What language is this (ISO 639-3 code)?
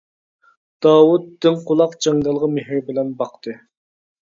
uig